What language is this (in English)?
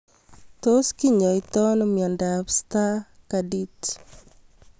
Kalenjin